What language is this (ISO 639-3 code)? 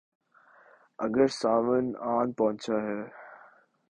urd